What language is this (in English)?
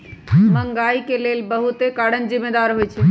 Magahi